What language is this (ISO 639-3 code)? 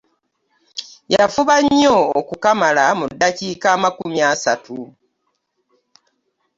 lug